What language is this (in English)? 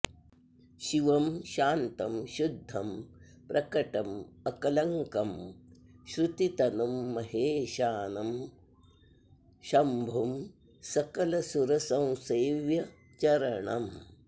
Sanskrit